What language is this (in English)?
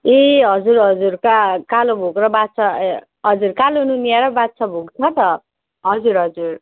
Nepali